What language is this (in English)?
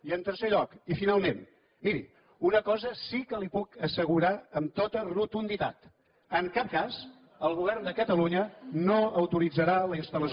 Catalan